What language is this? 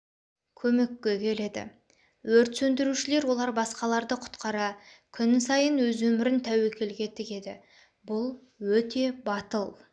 Kazakh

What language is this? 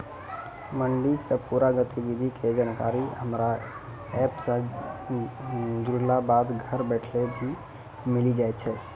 Maithili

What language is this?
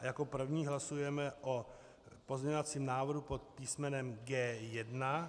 Czech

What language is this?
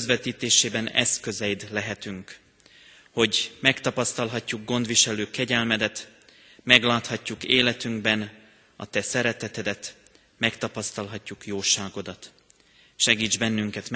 Hungarian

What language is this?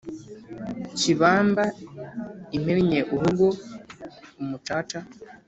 Kinyarwanda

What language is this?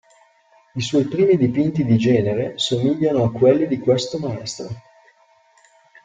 Italian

